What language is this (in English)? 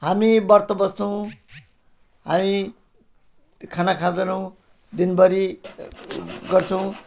Nepali